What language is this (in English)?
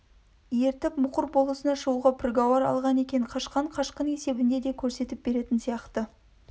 Kazakh